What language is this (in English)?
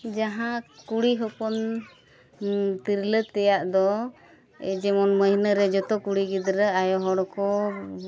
Santali